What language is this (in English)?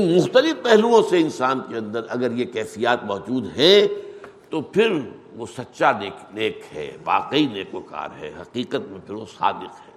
Urdu